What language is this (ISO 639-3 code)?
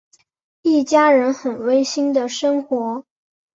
zho